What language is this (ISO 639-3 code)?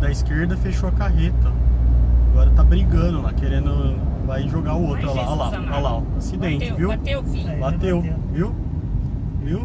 por